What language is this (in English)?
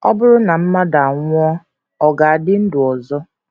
Igbo